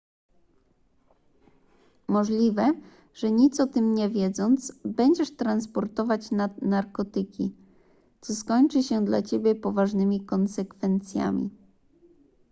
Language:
Polish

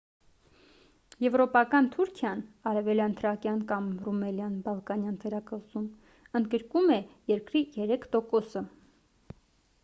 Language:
Armenian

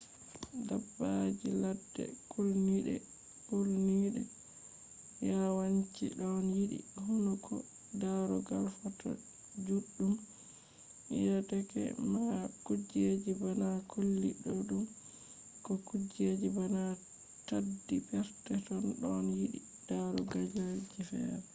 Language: Fula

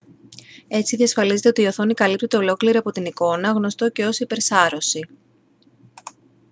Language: Greek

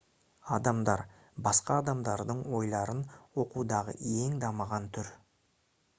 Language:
Kazakh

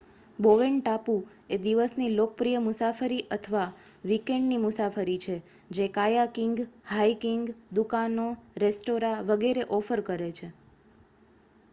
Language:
Gujarati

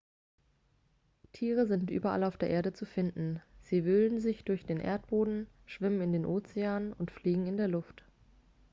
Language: German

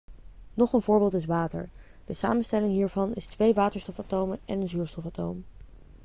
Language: Dutch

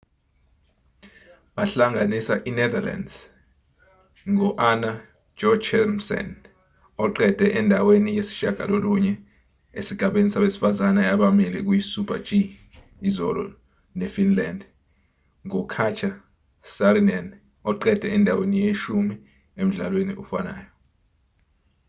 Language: Zulu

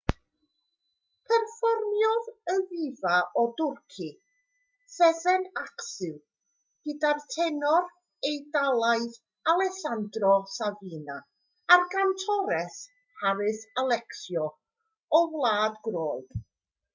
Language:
Welsh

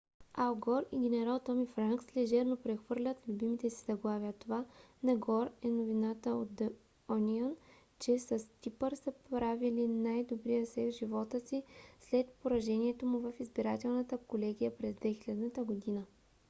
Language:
Bulgarian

